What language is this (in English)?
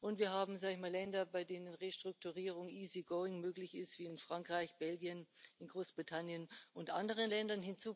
German